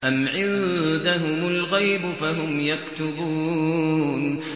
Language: Arabic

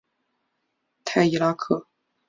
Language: Chinese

